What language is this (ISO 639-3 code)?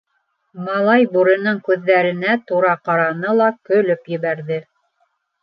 bak